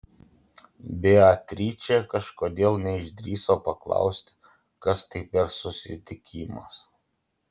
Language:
Lithuanian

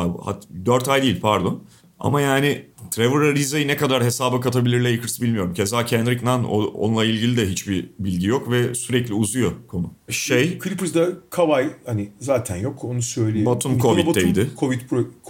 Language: Turkish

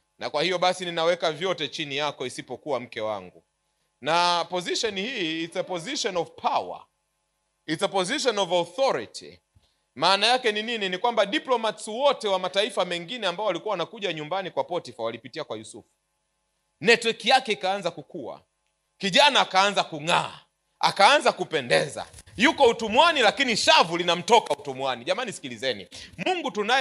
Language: Swahili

